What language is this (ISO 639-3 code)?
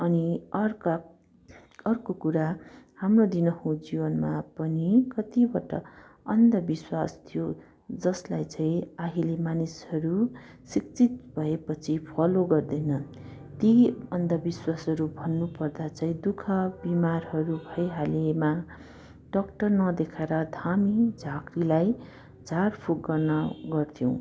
nep